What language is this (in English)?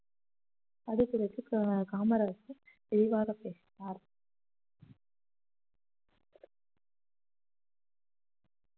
Tamil